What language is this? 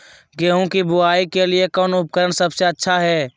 Magahi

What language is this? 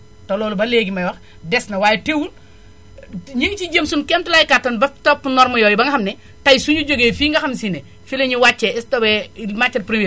Wolof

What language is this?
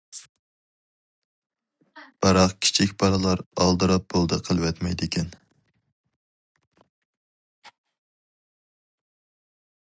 Uyghur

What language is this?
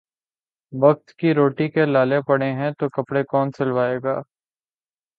Urdu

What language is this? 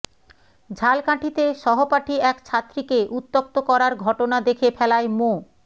Bangla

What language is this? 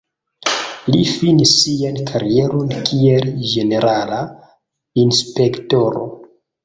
Esperanto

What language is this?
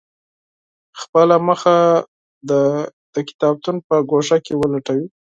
Pashto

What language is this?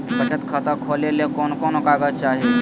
Magahi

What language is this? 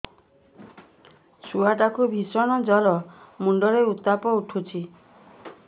Odia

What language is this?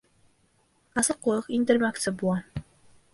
Bashkir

